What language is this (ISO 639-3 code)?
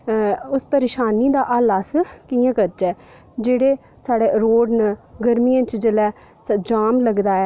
doi